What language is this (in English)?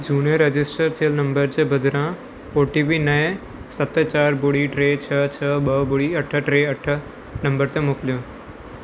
Sindhi